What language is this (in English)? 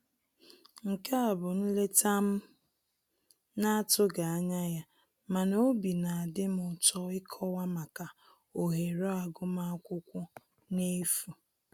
Igbo